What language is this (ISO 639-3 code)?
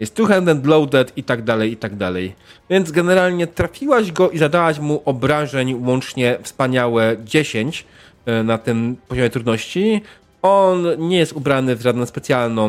pol